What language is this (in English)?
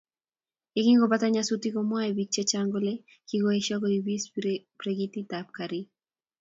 Kalenjin